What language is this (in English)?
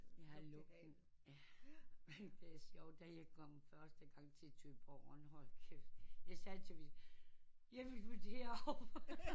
Danish